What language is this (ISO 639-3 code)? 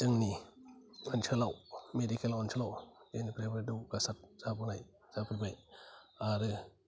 brx